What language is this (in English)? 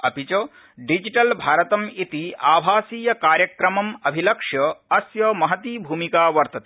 Sanskrit